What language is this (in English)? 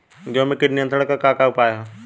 Bhojpuri